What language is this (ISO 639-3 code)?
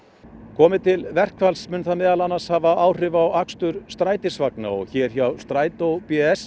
isl